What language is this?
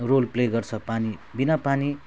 Nepali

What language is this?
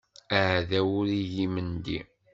Kabyle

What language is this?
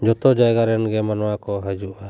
Santali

